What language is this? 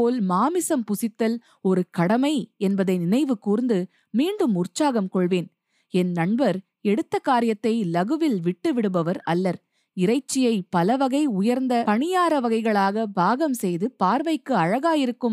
Tamil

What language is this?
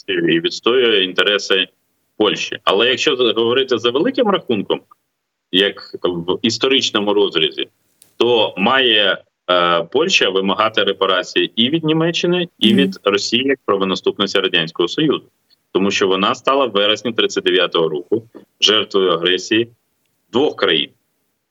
Ukrainian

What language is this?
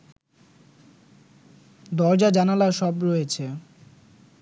Bangla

